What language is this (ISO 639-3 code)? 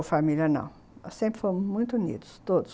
por